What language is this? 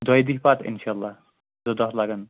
Kashmiri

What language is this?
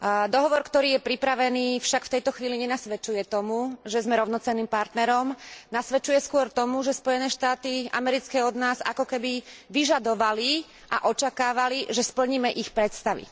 Slovak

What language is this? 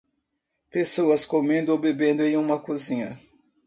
Portuguese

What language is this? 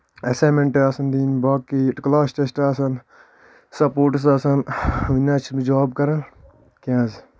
Kashmiri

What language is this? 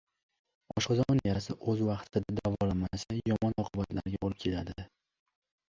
Uzbek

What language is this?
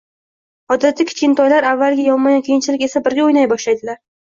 Uzbek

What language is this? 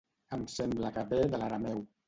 Catalan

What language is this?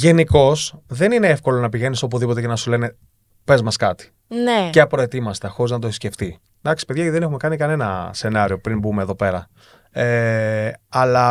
Greek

